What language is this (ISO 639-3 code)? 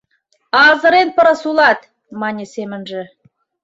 chm